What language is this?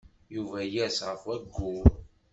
Kabyle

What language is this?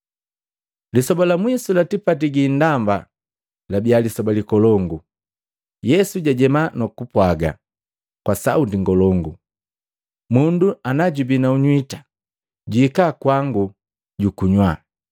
Matengo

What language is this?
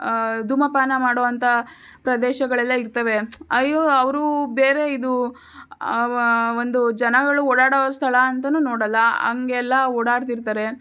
Kannada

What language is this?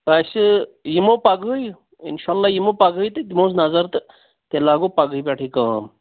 Kashmiri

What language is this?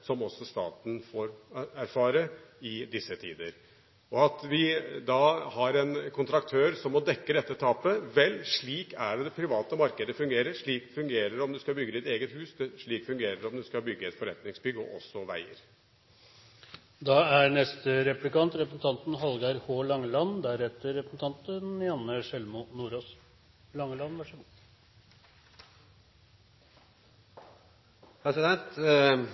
Norwegian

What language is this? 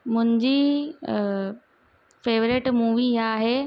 Sindhi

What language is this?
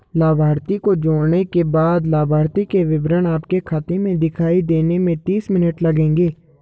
Hindi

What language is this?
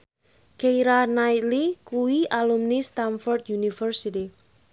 Javanese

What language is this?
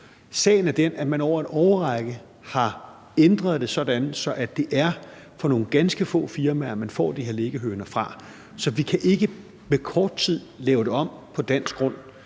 Danish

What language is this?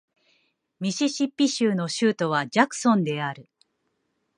Japanese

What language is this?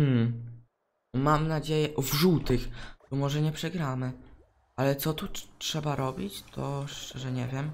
Polish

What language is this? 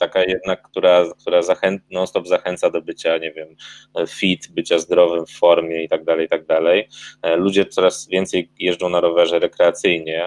Polish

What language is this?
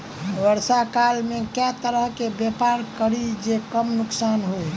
Maithili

